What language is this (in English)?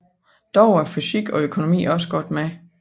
Danish